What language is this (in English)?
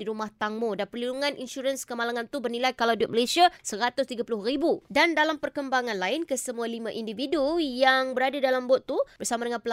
Malay